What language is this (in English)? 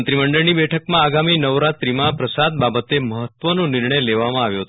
Gujarati